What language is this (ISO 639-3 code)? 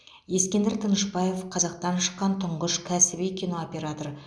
kaz